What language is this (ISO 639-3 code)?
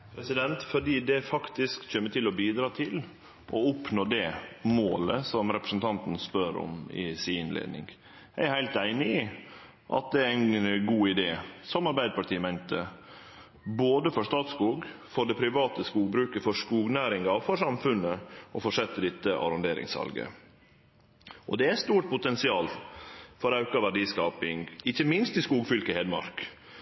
nor